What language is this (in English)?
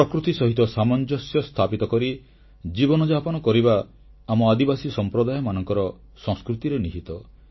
Odia